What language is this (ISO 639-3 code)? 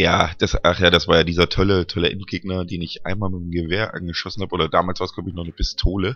deu